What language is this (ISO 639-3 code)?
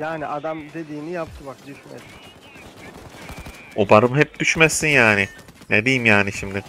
tur